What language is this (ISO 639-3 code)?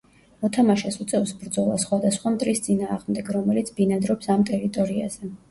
kat